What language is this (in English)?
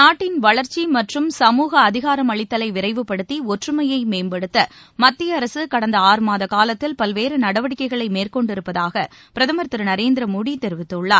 Tamil